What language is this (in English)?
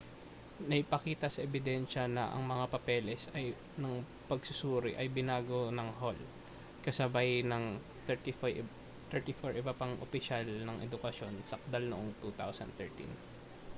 Filipino